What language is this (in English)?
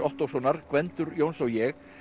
Icelandic